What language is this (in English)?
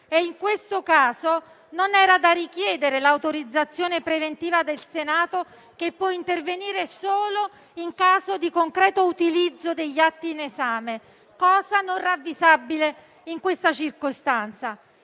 Italian